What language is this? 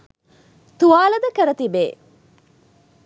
Sinhala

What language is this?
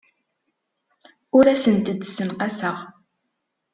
Kabyle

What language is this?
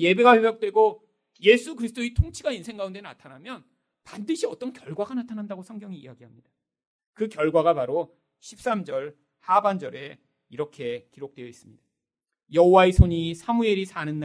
Korean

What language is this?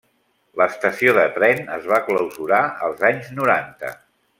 Catalan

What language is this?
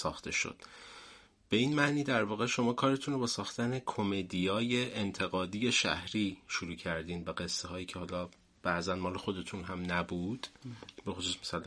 Persian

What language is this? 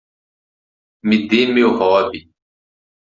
Portuguese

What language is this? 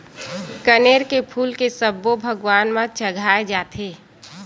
Chhattisgarhi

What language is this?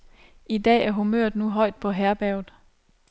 Danish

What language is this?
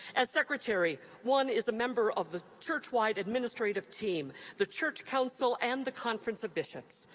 English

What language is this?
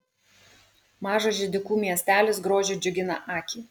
Lithuanian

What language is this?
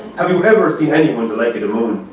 English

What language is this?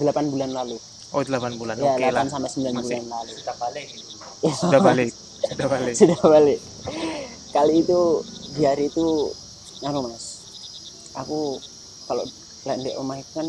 Indonesian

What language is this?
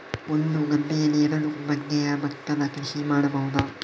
Kannada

